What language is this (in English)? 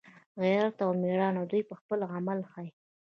Pashto